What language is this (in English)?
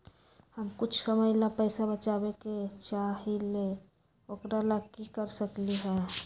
Magahi